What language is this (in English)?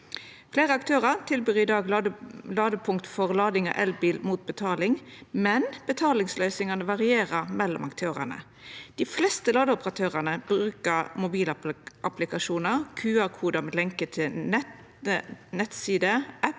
Norwegian